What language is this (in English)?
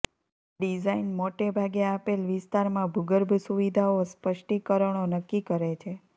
Gujarati